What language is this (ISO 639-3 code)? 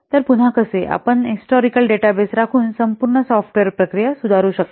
mar